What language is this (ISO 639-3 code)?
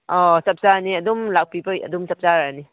mni